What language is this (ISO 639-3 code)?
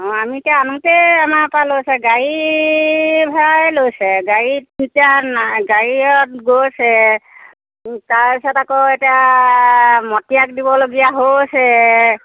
asm